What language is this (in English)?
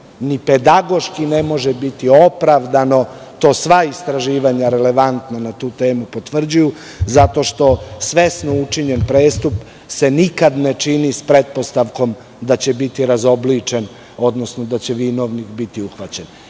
Serbian